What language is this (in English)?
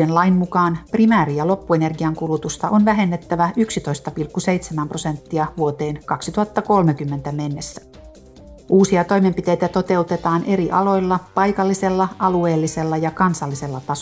Finnish